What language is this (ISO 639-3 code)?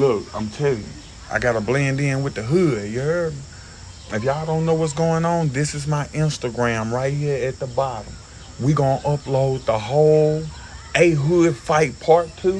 eng